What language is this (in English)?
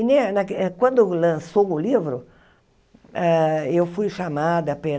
Portuguese